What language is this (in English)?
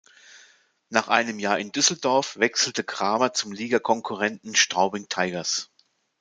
German